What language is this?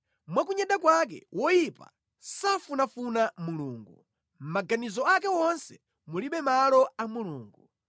Nyanja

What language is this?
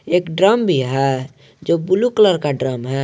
Hindi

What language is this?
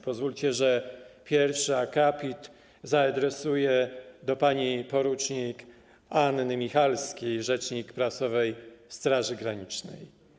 Polish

